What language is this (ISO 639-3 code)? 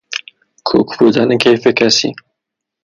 fas